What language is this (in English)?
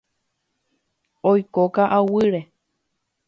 Guarani